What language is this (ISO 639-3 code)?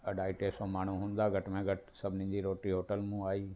snd